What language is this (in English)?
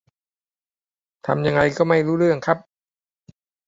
Thai